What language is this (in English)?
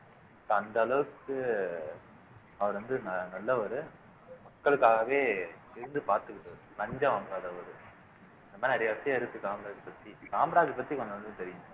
Tamil